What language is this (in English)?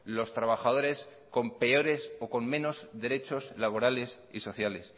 Spanish